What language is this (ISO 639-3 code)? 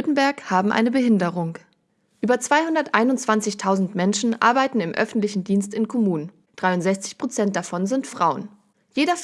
deu